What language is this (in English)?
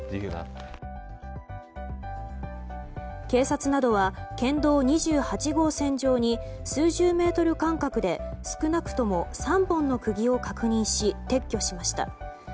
Japanese